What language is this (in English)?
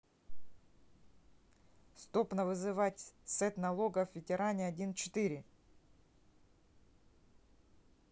Russian